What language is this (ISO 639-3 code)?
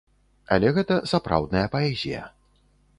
bel